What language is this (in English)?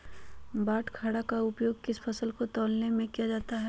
Magahi